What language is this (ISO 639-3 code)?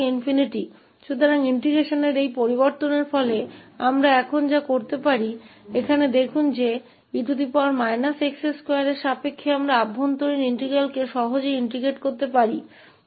hin